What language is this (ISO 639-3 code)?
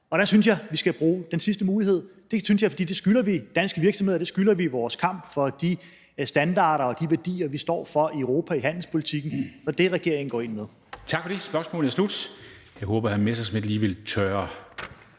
dan